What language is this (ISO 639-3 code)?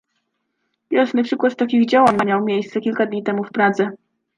pol